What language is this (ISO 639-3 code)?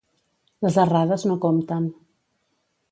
cat